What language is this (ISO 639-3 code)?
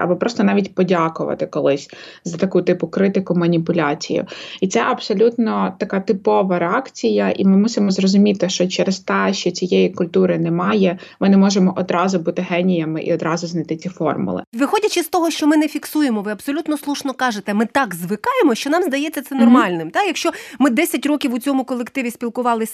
ukr